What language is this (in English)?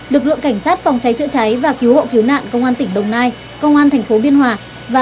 Vietnamese